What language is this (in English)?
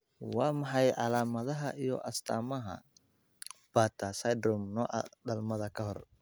Somali